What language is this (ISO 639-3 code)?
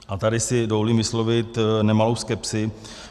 ces